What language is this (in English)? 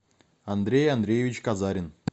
Russian